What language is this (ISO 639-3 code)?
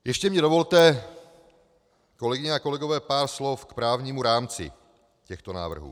ces